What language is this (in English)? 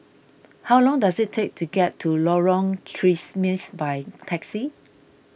English